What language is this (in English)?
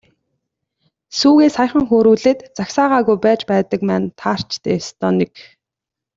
Mongolian